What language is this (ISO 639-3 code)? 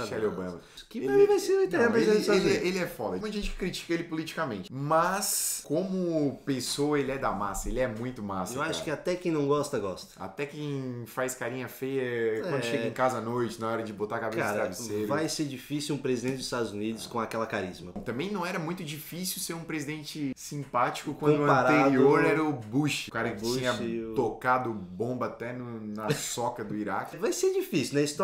por